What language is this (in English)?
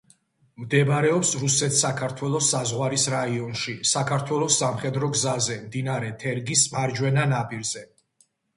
Georgian